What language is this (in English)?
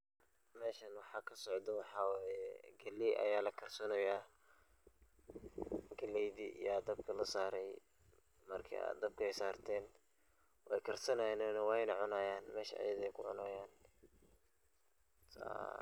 Somali